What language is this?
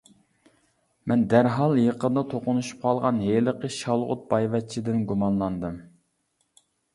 Uyghur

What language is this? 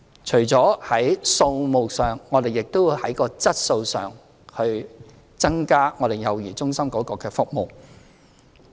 Cantonese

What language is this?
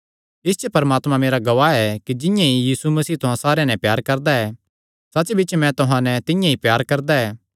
Kangri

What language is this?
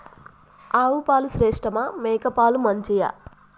Telugu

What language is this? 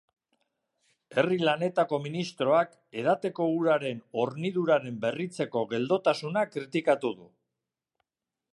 Basque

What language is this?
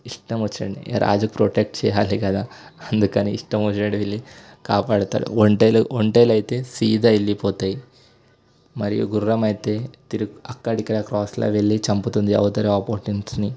Telugu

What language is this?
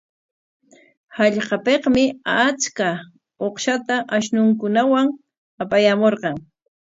Corongo Ancash Quechua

